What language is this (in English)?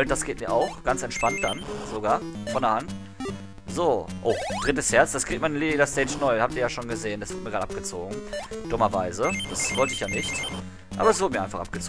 German